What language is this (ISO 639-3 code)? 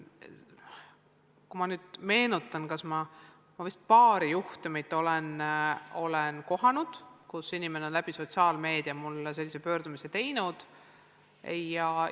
est